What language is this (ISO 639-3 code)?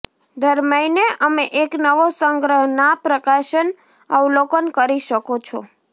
guj